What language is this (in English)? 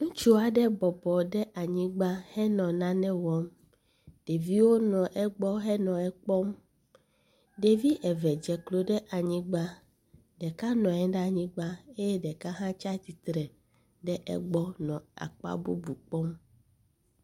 Ewe